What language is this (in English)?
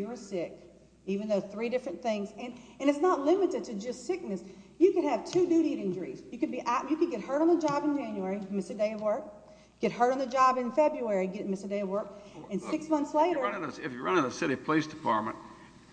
English